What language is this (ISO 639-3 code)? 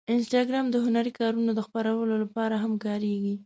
pus